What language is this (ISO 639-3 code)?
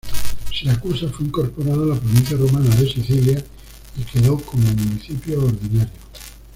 spa